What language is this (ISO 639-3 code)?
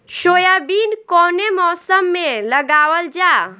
bho